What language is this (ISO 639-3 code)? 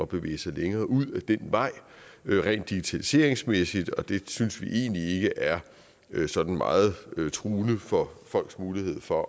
dan